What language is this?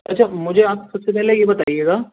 Urdu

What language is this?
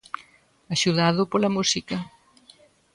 Galician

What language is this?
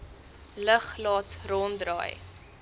Afrikaans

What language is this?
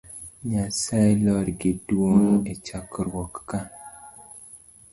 Luo (Kenya and Tanzania)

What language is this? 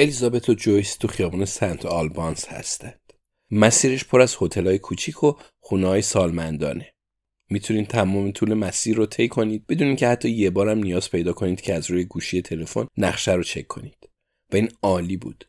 Persian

